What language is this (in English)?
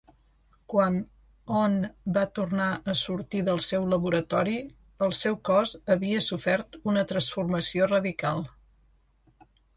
Catalan